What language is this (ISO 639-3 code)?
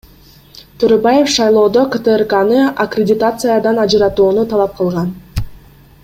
kir